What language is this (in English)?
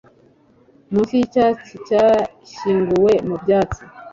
Kinyarwanda